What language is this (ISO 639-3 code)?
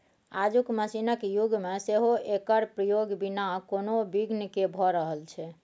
mai